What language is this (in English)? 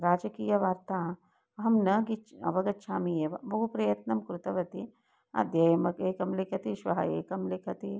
Sanskrit